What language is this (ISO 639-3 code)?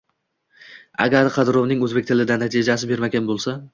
uzb